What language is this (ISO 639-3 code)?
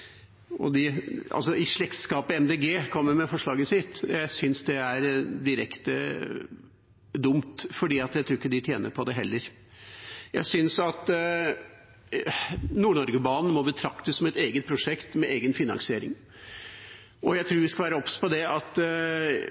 nob